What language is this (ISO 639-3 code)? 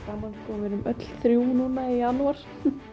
isl